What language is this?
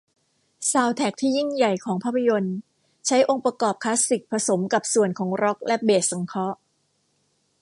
Thai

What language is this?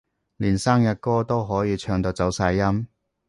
Cantonese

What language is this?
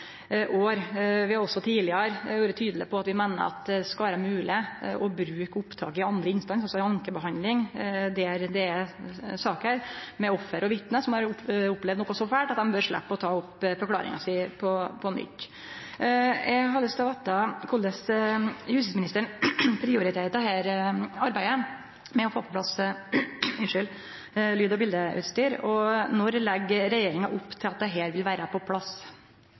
Norwegian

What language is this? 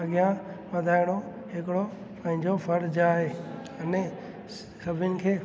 Sindhi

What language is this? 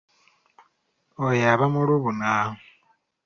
Ganda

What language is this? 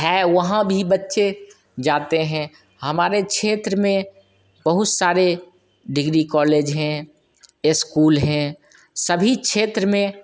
Hindi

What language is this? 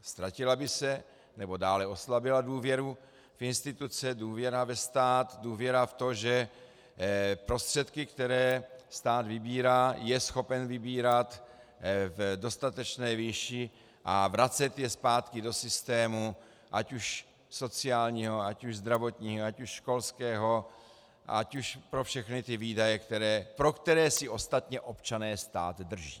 Czech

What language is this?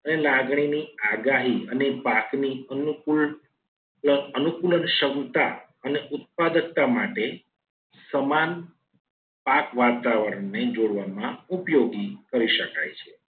Gujarati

